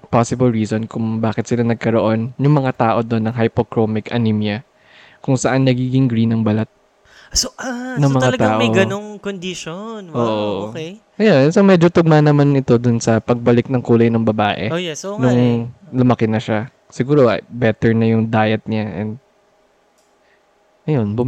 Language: Filipino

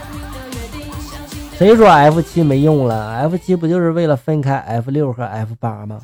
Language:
Chinese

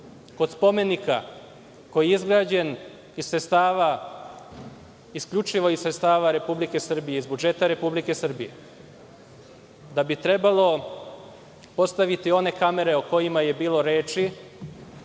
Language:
Serbian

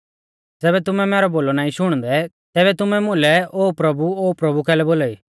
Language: Mahasu Pahari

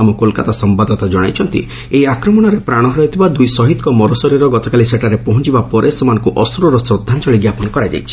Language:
Odia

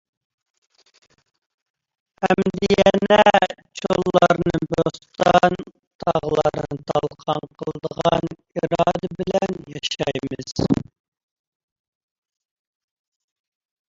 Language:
Uyghur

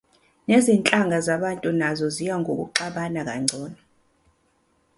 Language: Zulu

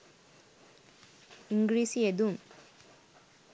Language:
Sinhala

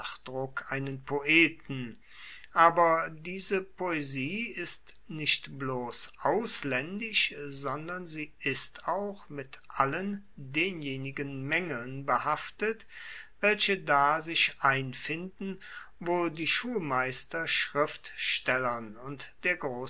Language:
German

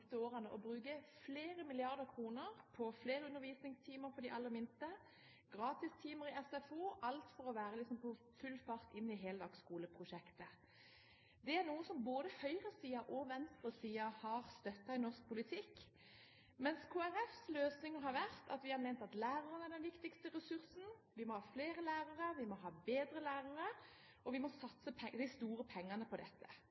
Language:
Norwegian Bokmål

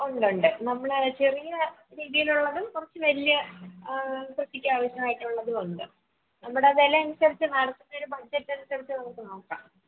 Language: Malayalam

